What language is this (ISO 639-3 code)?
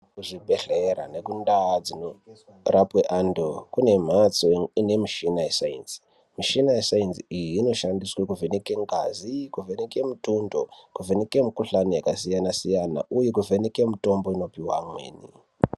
ndc